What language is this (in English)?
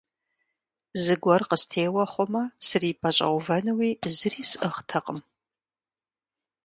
Kabardian